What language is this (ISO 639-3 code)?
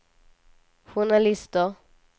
swe